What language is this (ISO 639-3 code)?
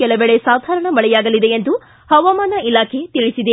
kan